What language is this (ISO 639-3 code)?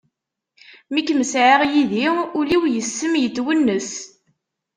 kab